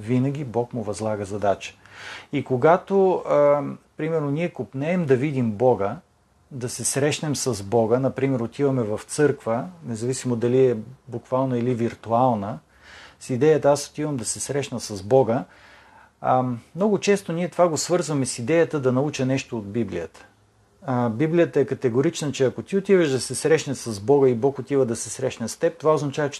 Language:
Bulgarian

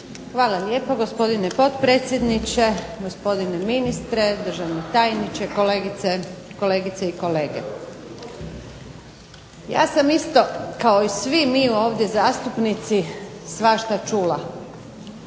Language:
Croatian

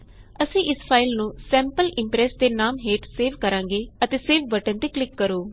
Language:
Punjabi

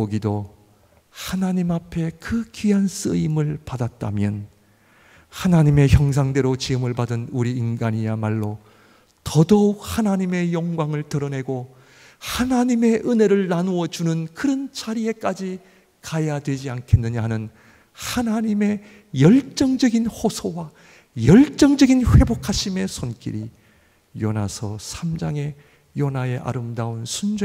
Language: Korean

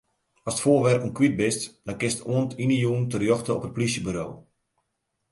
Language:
Western Frisian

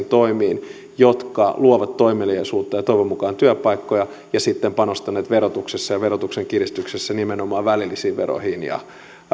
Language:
Finnish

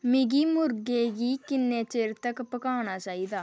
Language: Dogri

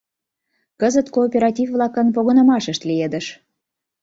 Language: Mari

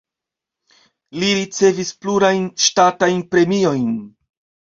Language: Esperanto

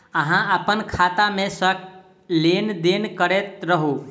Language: Maithili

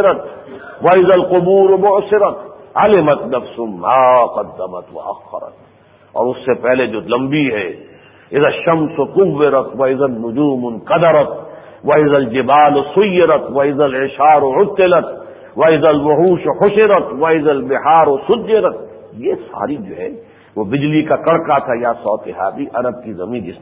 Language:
Arabic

